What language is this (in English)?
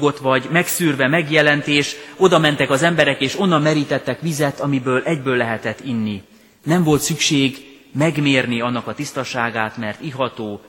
Hungarian